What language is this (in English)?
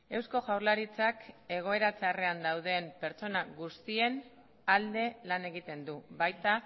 Basque